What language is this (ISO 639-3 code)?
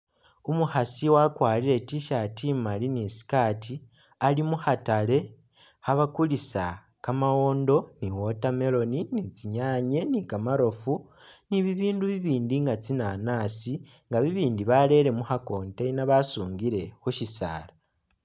myx